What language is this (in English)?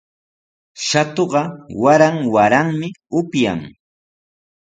Sihuas Ancash Quechua